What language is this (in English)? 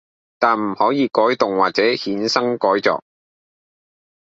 Cantonese